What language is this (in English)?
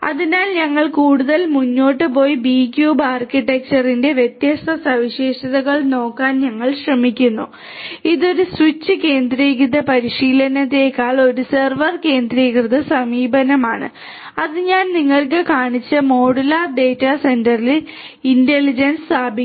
Malayalam